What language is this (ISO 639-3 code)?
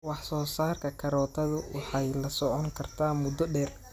som